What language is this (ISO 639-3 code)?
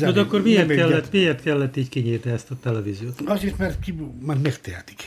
hun